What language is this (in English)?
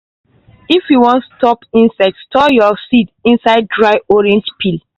Nigerian Pidgin